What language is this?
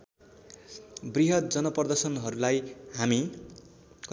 Nepali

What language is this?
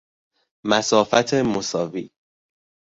Persian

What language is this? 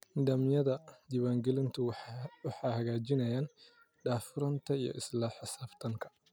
Somali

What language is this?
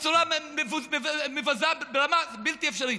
Hebrew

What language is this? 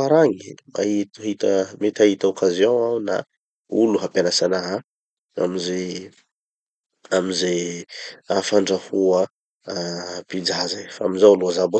Tanosy Malagasy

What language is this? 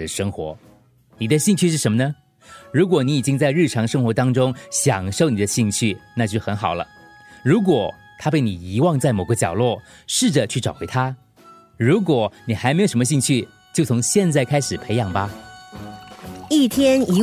Chinese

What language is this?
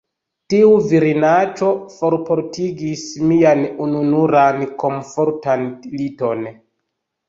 Esperanto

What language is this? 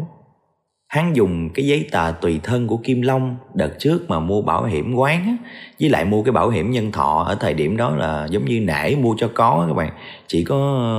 Vietnamese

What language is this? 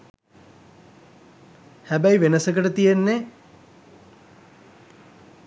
Sinhala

